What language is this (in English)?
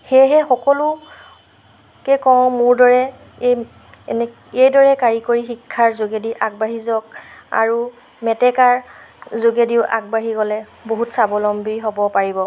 Assamese